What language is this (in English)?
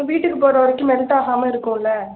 Tamil